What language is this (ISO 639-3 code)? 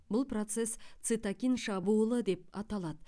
kaz